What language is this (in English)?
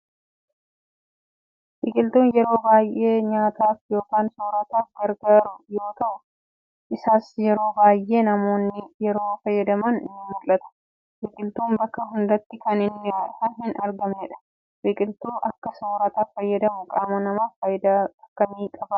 Oromo